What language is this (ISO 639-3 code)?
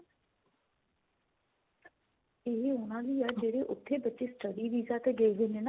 pan